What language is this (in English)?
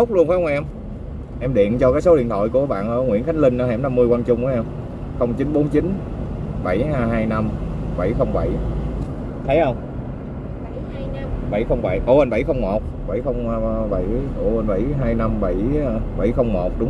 Vietnamese